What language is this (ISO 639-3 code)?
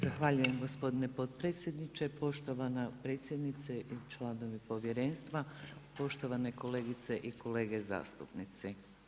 hrv